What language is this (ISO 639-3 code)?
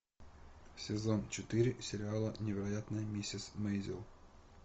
rus